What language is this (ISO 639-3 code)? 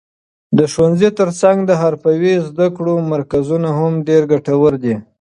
pus